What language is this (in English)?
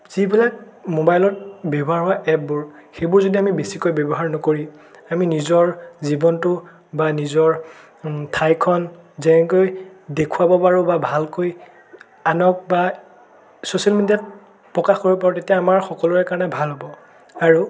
Assamese